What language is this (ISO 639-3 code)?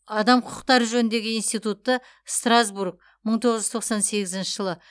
kaz